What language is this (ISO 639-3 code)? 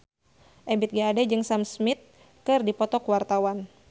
sun